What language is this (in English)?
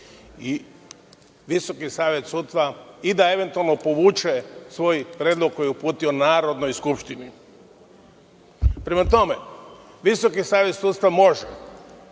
Serbian